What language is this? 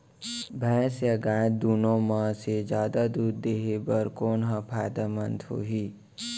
Chhattisgarhi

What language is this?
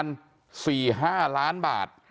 Thai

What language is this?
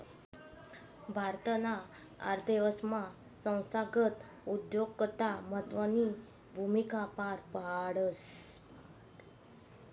Marathi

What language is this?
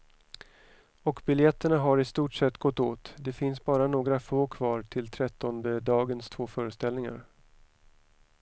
Swedish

